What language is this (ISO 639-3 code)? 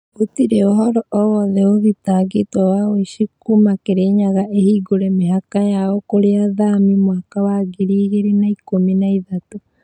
kik